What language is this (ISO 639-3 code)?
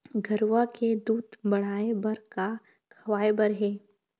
hne